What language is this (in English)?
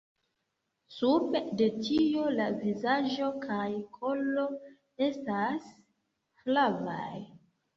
Esperanto